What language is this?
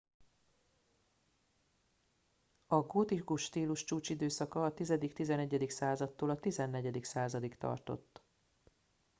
Hungarian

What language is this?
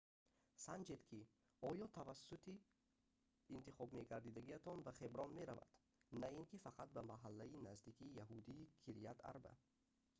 Tajik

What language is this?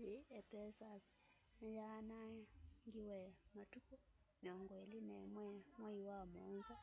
Kamba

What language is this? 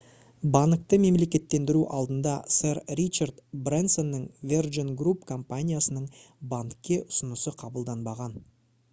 Kazakh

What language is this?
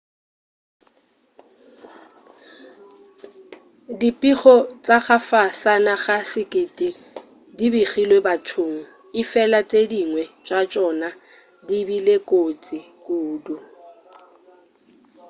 Northern Sotho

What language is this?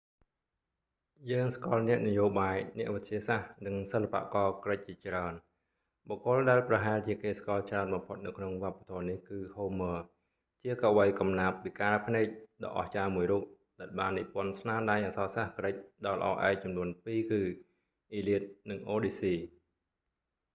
Khmer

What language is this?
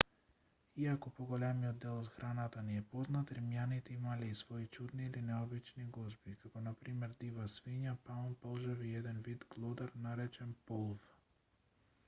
Macedonian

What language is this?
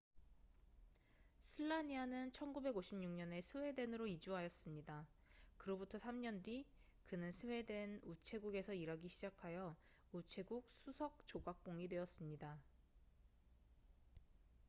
Korean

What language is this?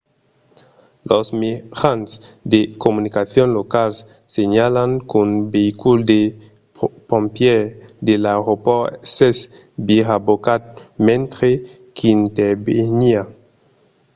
Occitan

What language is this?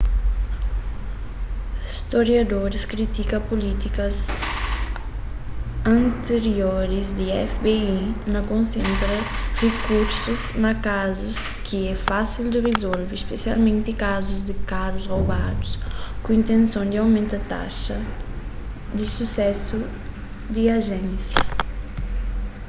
Kabuverdianu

